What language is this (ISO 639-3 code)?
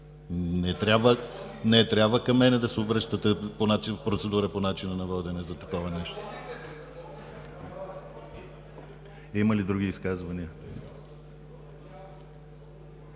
bul